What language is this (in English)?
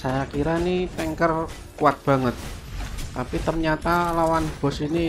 Indonesian